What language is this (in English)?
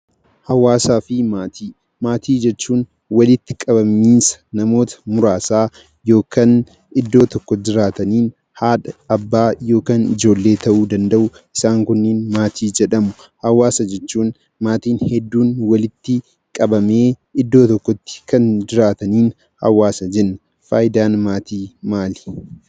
Oromo